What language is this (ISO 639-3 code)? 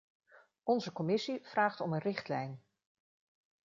nld